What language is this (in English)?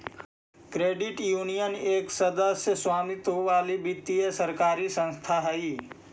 Magahi